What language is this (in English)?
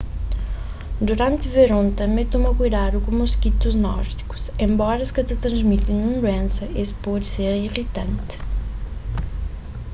Kabuverdianu